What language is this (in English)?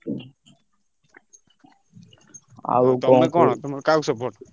Odia